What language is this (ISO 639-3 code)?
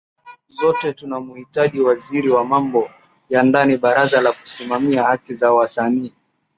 swa